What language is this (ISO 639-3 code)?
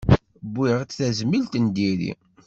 kab